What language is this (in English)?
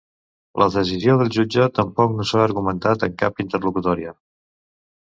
Catalan